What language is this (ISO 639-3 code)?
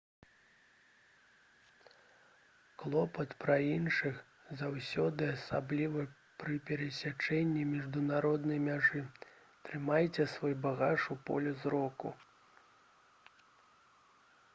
bel